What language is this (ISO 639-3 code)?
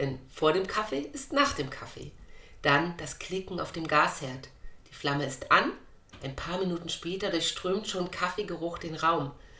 deu